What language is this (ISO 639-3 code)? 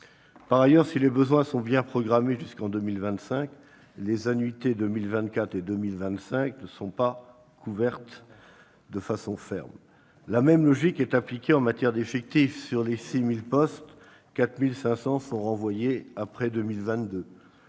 fra